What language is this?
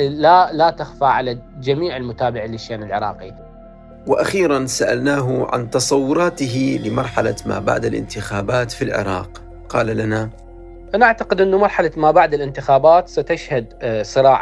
Arabic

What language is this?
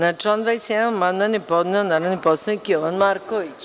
Serbian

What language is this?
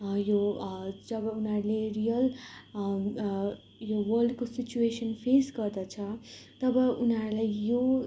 Nepali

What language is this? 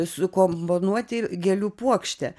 Lithuanian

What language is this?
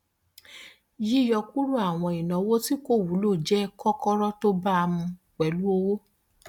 Yoruba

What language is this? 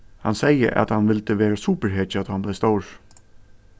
Faroese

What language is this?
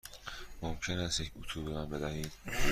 Persian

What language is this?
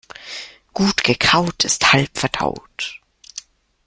German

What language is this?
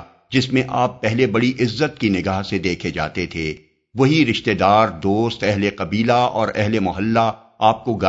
Urdu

